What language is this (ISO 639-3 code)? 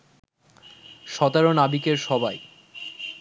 ben